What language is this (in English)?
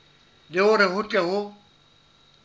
Southern Sotho